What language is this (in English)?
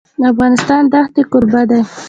Pashto